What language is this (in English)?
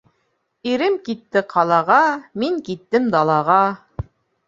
Bashkir